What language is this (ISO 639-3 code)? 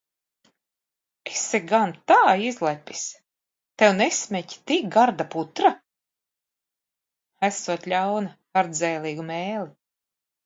lav